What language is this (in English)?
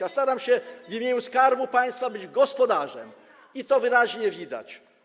Polish